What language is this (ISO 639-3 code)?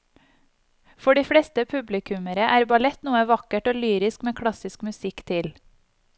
nor